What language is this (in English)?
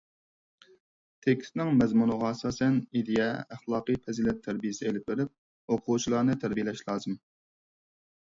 Uyghur